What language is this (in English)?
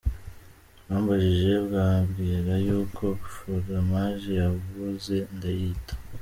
Kinyarwanda